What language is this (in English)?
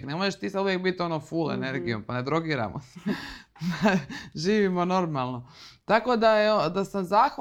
Croatian